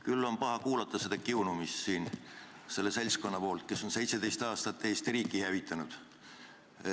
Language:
Estonian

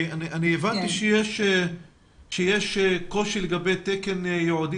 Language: Hebrew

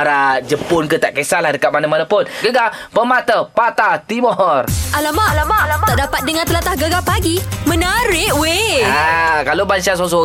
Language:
Malay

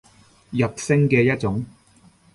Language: Cantonese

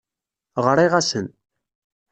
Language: Kabyle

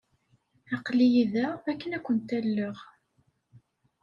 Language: Kabyle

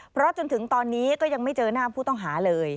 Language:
Thai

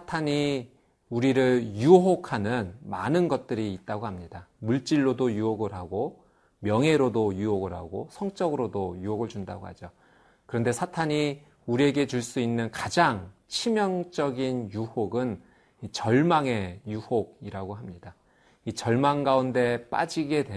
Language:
Korean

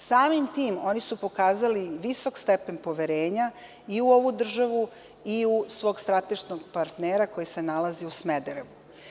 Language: Serbian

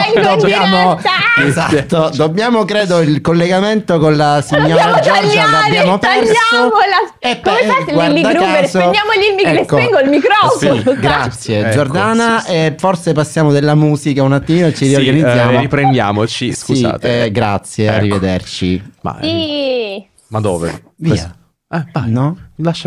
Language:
Italian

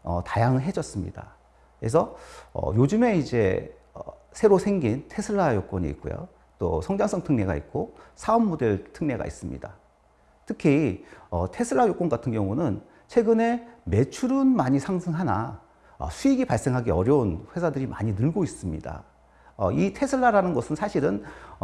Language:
Korean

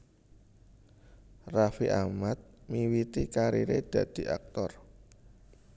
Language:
Javanese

